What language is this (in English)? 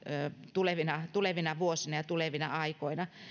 Finnish